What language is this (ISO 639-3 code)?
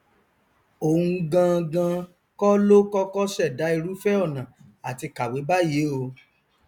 yor